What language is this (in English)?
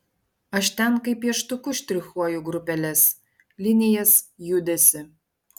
Lithuanian